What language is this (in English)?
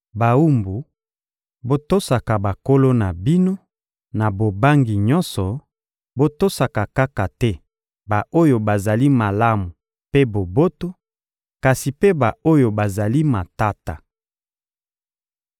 Lingala